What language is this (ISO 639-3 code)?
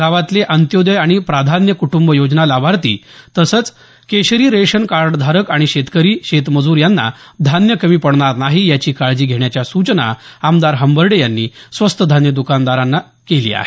mar